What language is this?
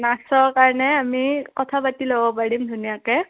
Assamese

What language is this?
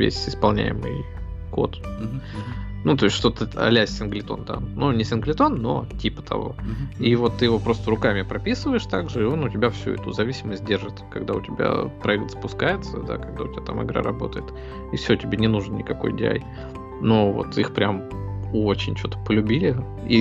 Russian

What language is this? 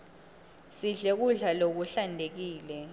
Swati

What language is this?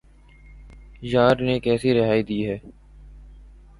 Urdu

